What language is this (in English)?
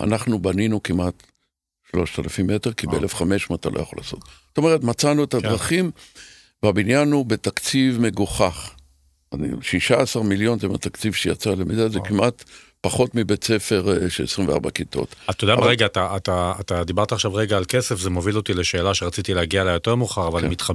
Hebrew